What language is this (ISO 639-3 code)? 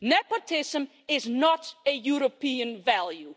eng